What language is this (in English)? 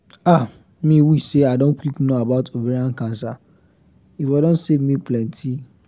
Nigerian Pidgin